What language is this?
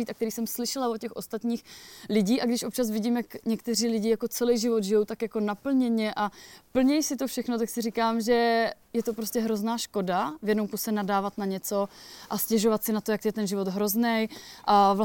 Czech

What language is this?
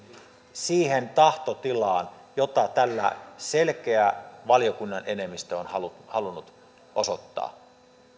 Finnish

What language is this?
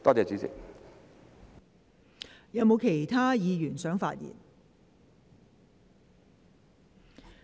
Cantonese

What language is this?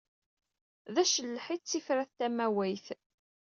Kabyle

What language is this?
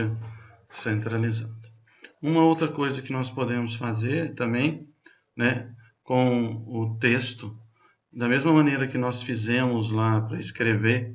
Portuguese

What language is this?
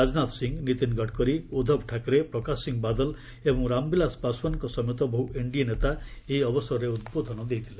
Odia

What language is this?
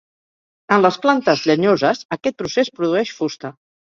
Catalan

